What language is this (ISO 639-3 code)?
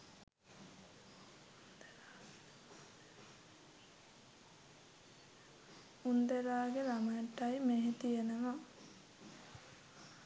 sin